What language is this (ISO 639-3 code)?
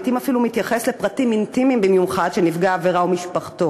heb